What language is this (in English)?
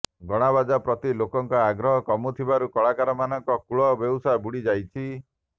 Odia